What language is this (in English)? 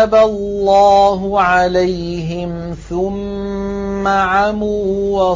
Arabic